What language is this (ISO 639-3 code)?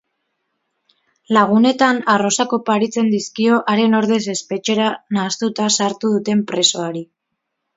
eus